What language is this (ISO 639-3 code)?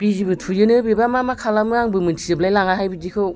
brx